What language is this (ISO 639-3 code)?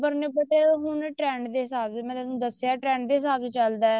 pan